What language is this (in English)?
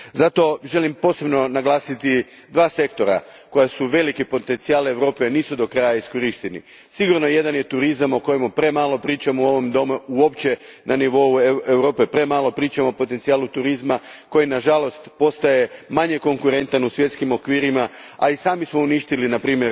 Croatian